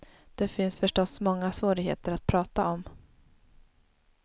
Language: Swedish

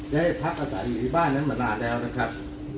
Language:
Thai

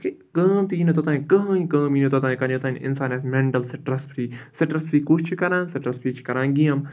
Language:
Kashmiri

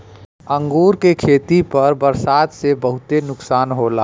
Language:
Bhojpuri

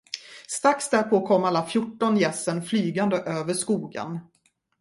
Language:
Swedish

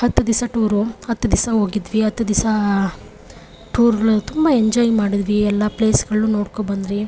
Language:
Kannada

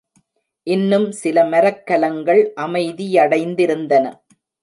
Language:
Tamil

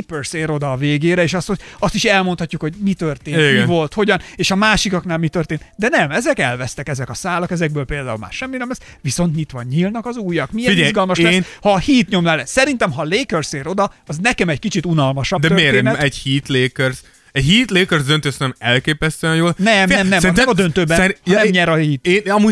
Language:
Hungarian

